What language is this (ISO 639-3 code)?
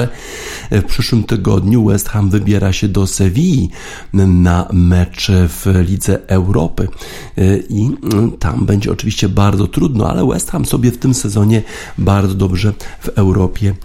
pol